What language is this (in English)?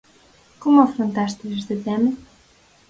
Galician